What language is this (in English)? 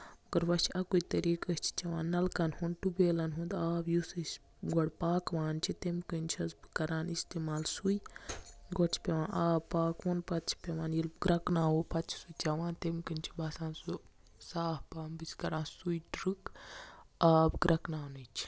Kashmiri